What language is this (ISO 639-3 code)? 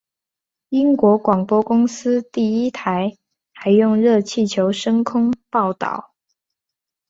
zho